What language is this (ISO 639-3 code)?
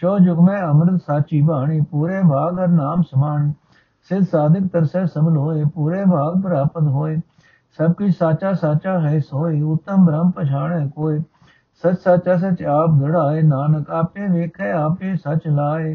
pan